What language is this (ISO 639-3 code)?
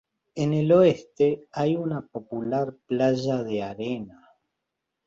spa